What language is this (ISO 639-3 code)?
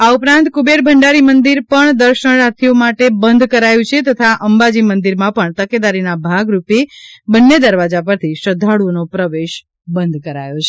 guj